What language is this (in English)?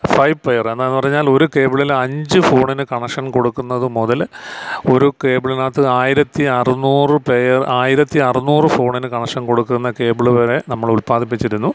Malayalam